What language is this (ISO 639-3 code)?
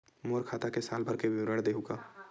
hne